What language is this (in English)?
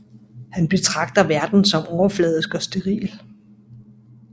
Danish